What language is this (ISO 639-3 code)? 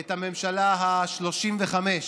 heb